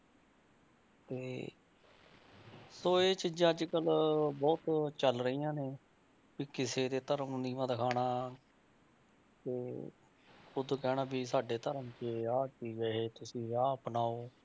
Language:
Punjabi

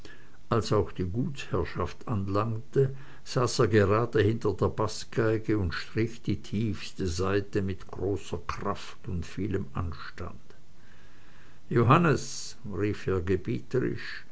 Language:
German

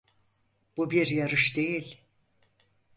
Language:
Turkish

